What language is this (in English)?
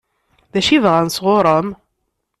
Kabyle